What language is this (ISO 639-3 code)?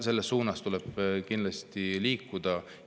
est